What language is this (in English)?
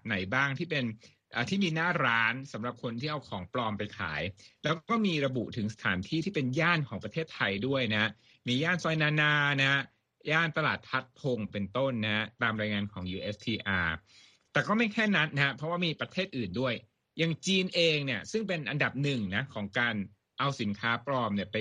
Thai